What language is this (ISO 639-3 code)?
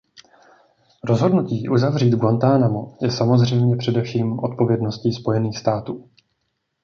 ces